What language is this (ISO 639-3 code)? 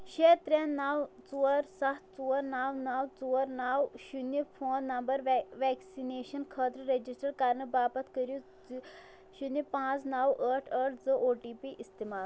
kas